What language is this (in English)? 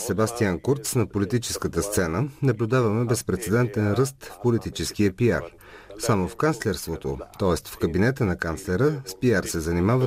Bulgarian